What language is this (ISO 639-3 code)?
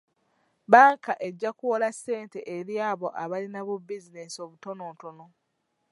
lug